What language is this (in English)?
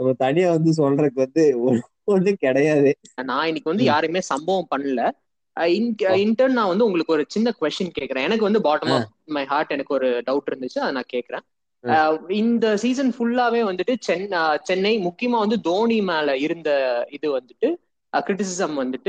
Tamil